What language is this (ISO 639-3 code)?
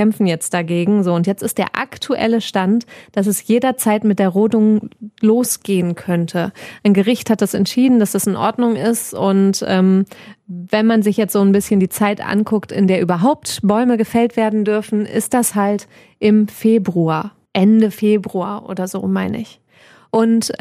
deu